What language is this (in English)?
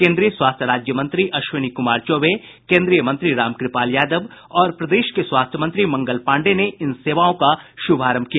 Hindi